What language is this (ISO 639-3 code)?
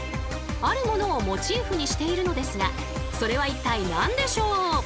jpn